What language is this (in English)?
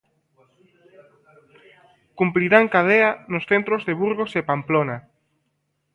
Galician